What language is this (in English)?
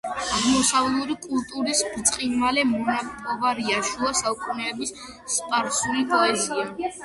Georgian